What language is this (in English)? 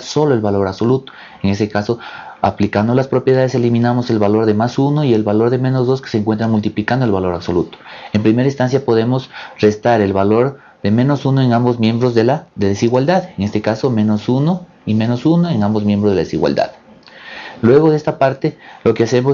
Spanish